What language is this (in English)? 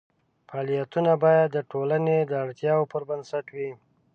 Pashto